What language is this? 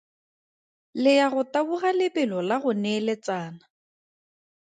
Tswana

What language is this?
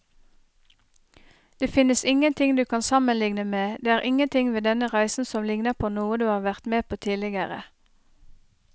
Norwegian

